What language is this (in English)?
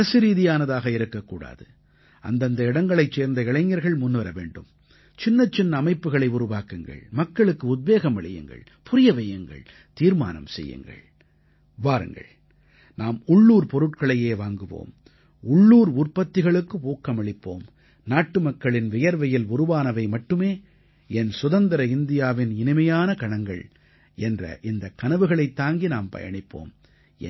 Tamil